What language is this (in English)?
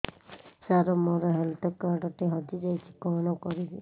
Odia